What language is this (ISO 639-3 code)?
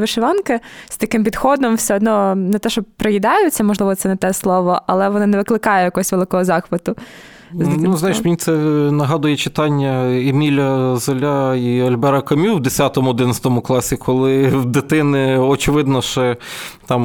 ukr